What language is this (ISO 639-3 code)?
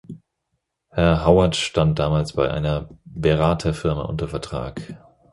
deu